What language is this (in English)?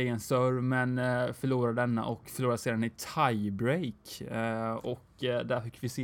Swedish